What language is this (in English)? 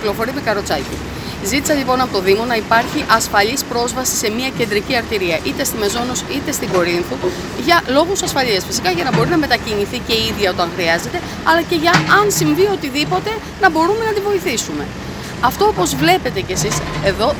Greek